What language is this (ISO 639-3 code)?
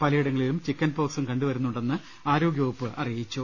mal